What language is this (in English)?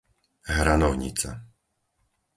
Slovak